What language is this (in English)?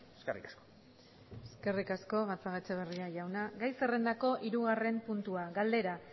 Basque